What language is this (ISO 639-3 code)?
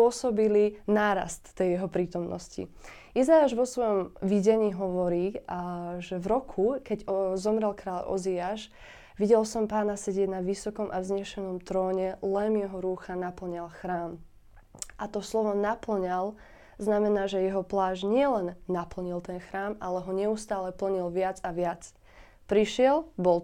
slk